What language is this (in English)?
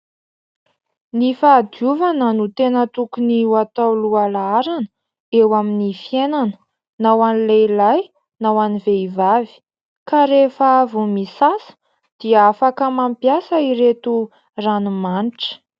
Malagasy